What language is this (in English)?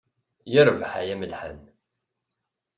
Kabyle